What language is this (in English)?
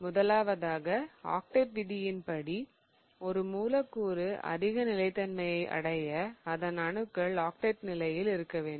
Tamil